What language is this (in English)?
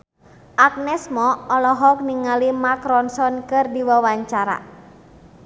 Sundanese